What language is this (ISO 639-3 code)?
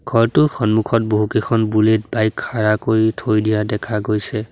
asm